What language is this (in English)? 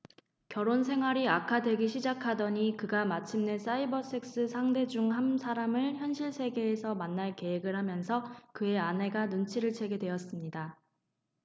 Korean